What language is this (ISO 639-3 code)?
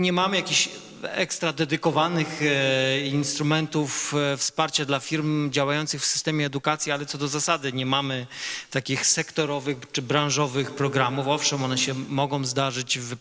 pol